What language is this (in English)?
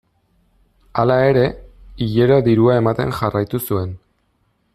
Basque